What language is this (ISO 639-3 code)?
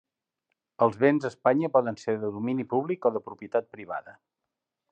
cat